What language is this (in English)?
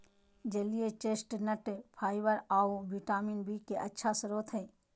Magahi